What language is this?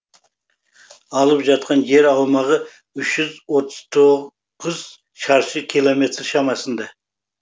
Kazakh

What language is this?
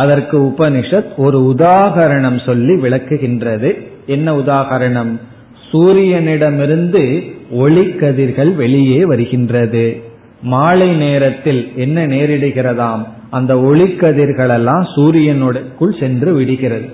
Tamil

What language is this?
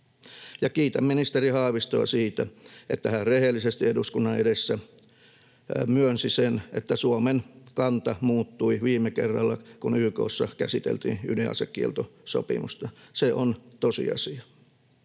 Finnish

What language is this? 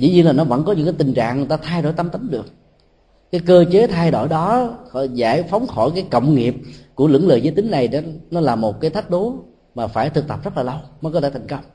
Vietnamese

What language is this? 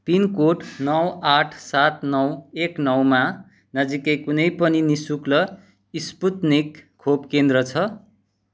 Nepali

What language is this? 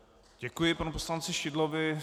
Czech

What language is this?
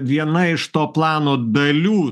Lithuanian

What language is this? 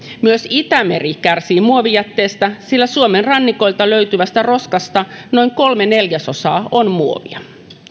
Finnish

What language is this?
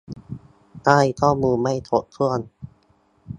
Thai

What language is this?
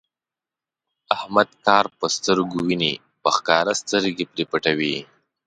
Pashto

